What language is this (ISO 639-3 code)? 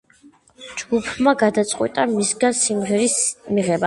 kat